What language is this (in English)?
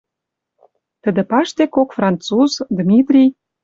Western Mari